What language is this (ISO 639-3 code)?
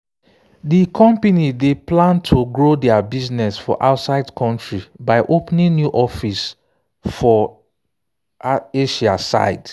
pcm